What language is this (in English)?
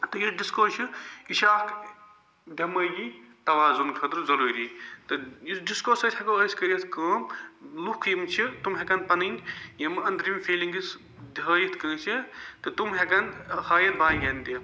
Kashmiri